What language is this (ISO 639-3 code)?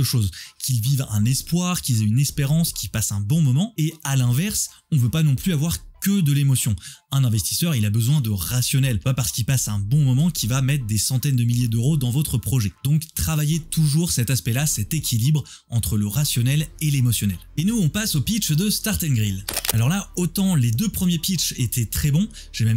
fra